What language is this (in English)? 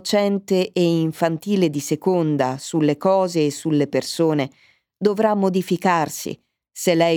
Italian